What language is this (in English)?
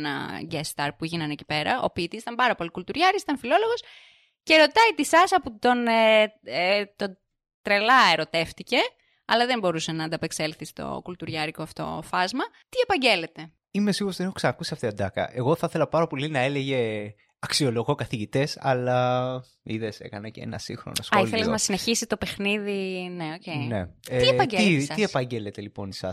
Greek